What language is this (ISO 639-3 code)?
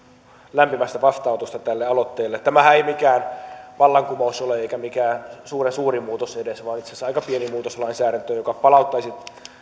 fin